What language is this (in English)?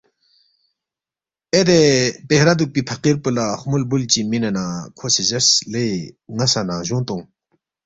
Balti